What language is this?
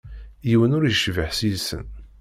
Kabyle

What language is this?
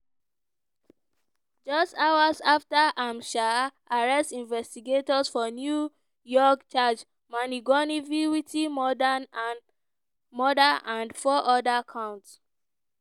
Nigerian Pidgin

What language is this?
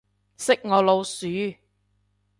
Cantonese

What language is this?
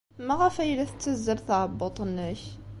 Kabyle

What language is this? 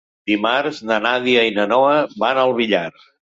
Catalan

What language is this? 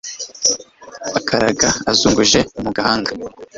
Kinyarwanda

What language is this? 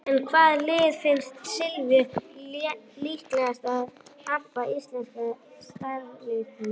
Icelandic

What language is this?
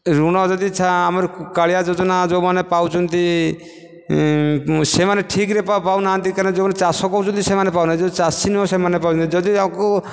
Odia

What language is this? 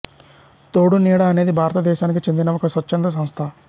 Telugu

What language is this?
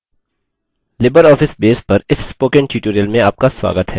Hindi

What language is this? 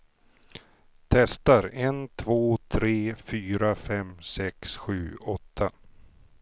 Swedish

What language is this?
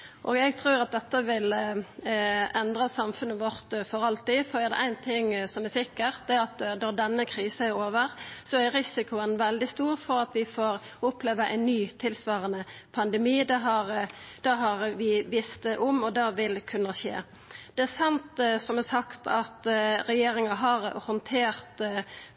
Norwegian Nynorsk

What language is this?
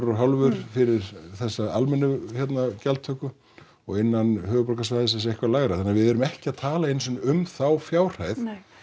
Icelandic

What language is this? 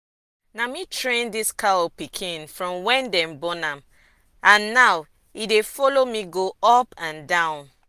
Nigerian Pidgin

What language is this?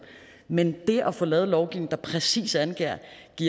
Danish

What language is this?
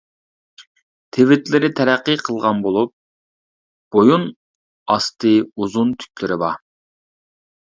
Uyghur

